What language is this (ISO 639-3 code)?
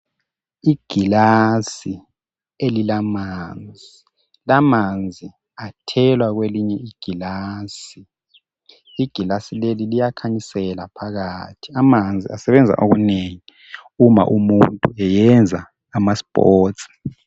nde